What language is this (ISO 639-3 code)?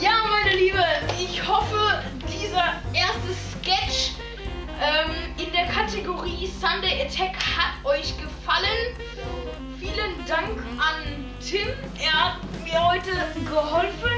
deu